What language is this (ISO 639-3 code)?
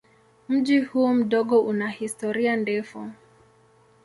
swa